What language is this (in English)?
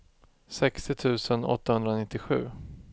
Swedish